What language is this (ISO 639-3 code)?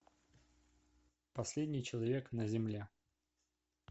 rus